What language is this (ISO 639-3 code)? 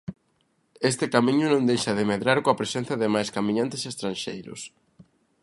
glg